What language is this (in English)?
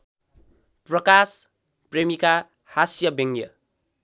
Nepali